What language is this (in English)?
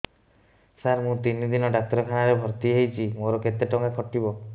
Odia